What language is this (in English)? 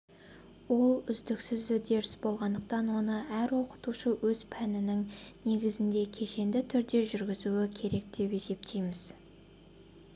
Kazakh